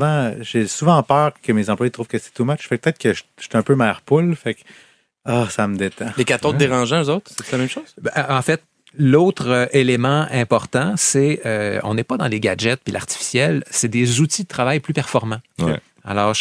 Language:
French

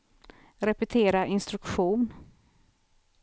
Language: Swedish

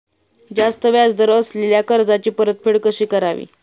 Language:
Marathi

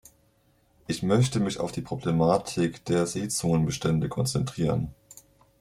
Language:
German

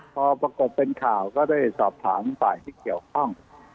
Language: Thai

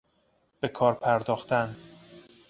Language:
Persian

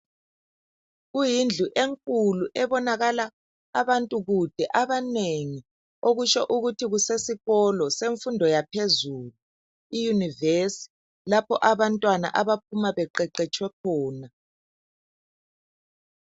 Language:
North Ndebele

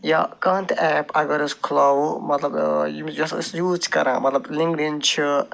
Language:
Kashmiri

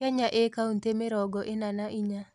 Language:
Kikuyu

